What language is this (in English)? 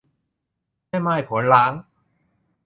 Thai